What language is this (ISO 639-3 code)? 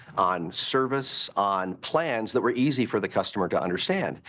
eng